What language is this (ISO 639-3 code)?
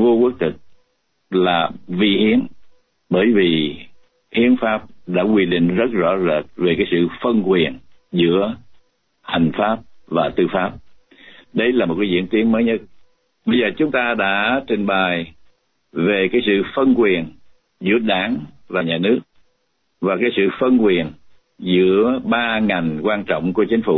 vie